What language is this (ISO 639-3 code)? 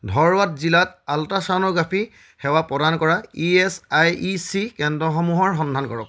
asm